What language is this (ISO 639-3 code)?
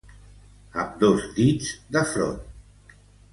cat